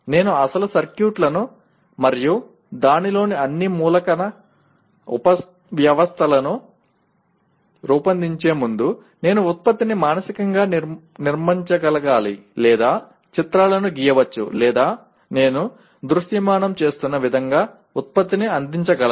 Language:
Telugu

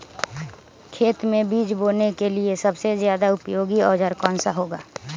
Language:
Magahi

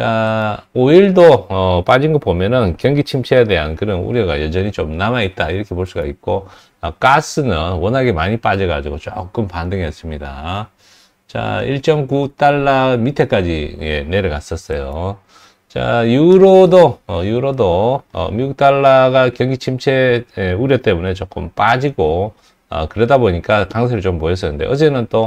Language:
Korean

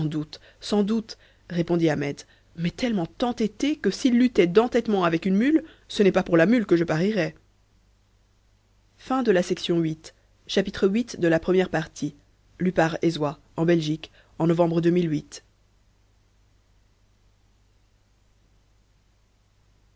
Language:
French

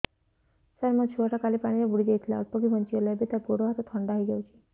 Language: Odia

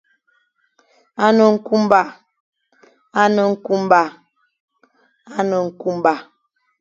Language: Fang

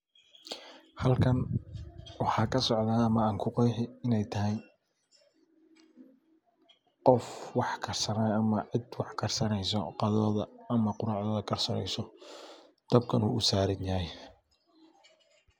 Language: Somali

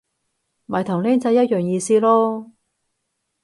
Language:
Cantonese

